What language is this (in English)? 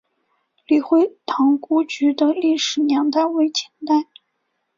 Chinese